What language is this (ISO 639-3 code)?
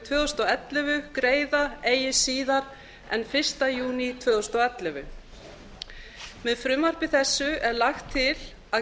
isl